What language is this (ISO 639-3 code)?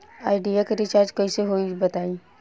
bho